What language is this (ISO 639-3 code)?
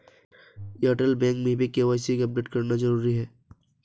hin